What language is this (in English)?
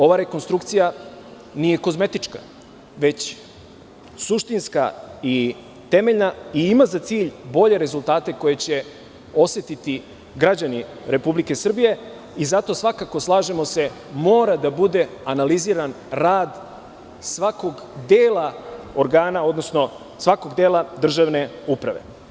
Serbian